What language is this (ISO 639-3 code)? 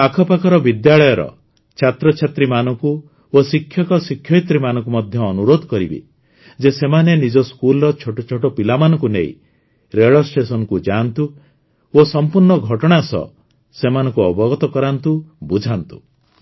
ori